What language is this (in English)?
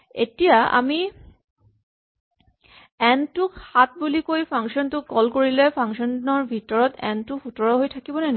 Assamese